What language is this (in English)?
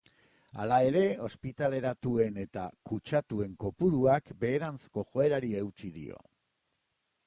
Basque